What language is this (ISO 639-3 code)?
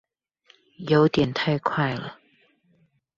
zho